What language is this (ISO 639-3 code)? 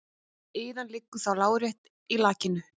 isl